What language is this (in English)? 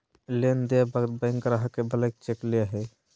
Magahi